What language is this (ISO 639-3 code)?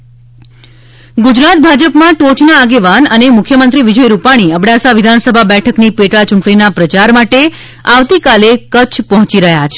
guj